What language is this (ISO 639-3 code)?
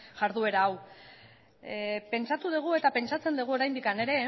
eus